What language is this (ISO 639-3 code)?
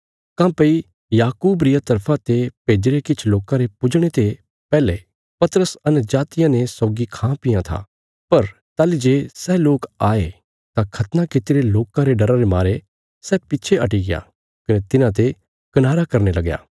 kfs